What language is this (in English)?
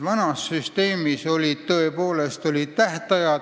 Estonian